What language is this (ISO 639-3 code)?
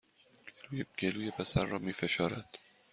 fas